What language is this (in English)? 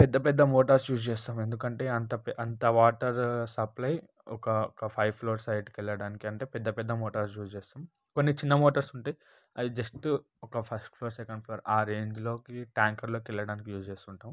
Telugu